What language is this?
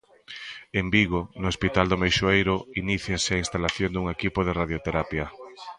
Galician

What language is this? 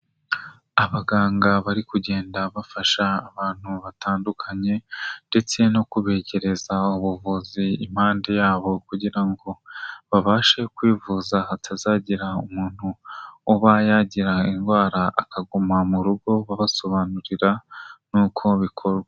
Kinyarwanda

